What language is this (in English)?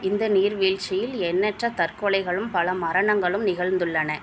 Tamil